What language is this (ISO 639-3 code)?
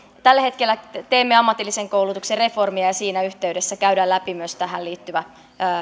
fin